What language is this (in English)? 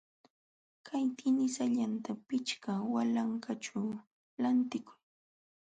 Jauja Wanca Quechua